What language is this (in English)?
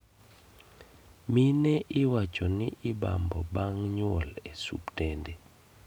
Luo (Kenya and Tanzania)